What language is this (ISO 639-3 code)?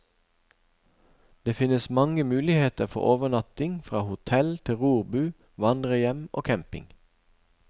nor